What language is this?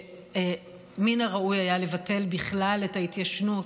Hebrew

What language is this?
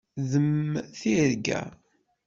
Kabyle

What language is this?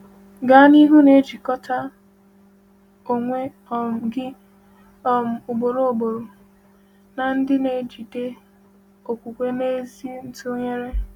Igbo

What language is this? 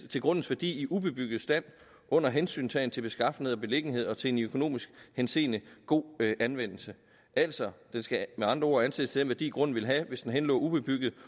Danish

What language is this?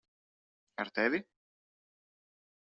Latvian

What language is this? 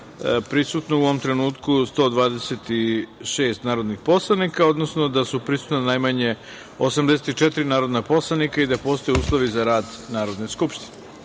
Serbian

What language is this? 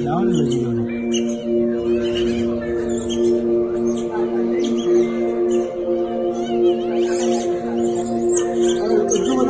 Turkish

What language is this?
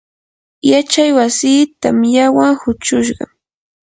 Yanahuanca Pasco Quechua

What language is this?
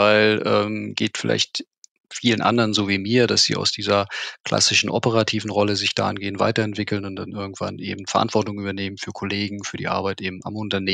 German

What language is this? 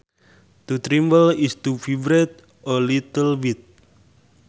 Sundanese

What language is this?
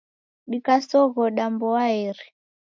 Taita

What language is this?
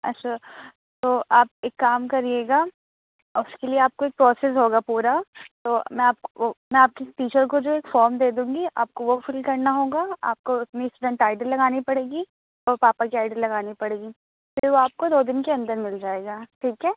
Urdu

